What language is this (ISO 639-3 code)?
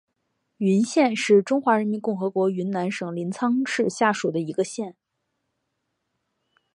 zho